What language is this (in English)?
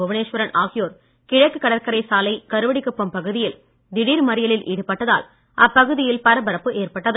Tamil